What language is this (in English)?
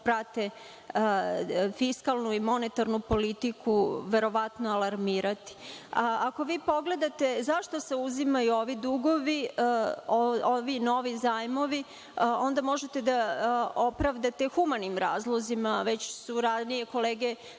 Serbian